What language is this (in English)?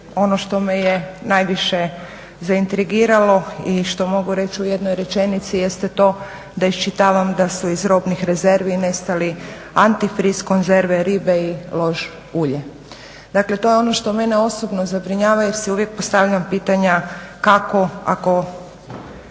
Croatian